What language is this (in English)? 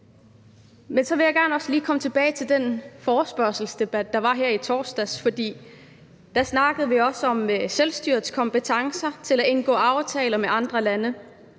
Danish